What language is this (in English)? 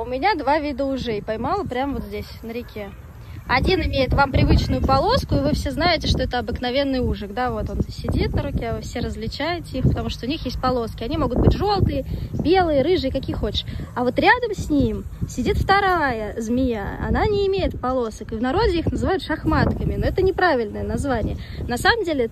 Russian